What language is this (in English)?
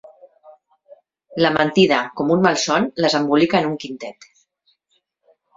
Catalan